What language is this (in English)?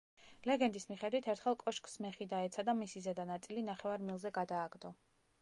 Georgian